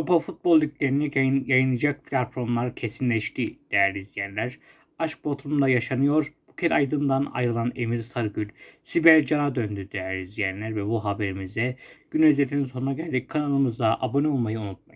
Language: Turkish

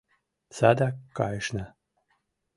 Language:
Mari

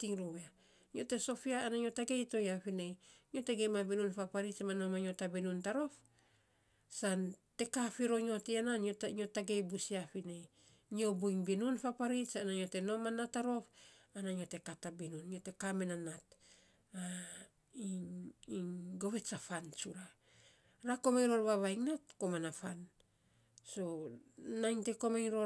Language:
Saposa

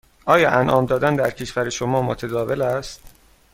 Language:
Persian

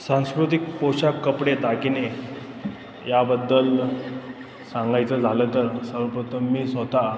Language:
Marathi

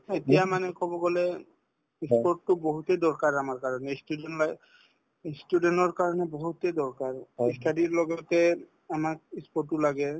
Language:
Assamese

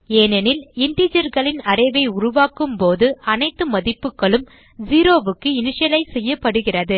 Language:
Tamil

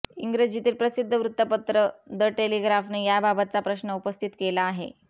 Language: Marathi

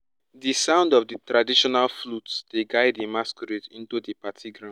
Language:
Nigerian Pidgin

